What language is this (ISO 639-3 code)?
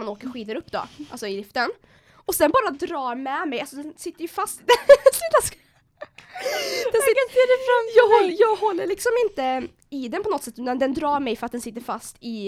swe